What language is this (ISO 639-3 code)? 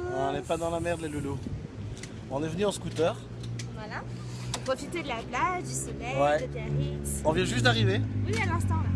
fra